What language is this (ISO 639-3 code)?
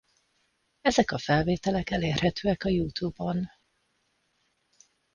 hun